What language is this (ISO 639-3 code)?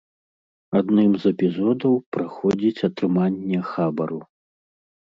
bel